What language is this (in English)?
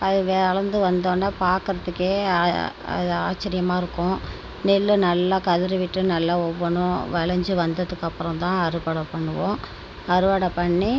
Tamil